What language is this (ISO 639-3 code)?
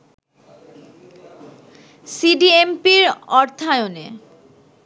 ben